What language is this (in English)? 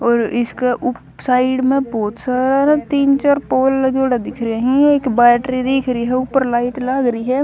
Haryanvi